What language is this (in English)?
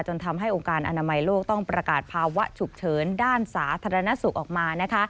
Thai